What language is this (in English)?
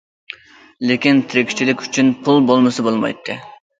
Uyghur